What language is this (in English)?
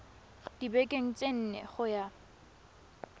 Tswana